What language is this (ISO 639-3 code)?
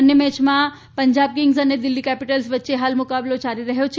guj